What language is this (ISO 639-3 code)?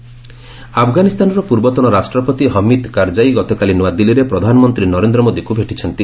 ori